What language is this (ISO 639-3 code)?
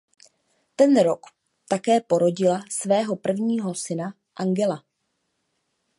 ces